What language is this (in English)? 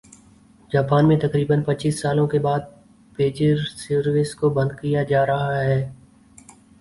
Urdu